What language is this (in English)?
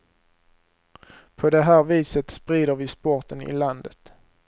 Swedish